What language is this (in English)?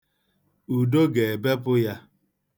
Igbo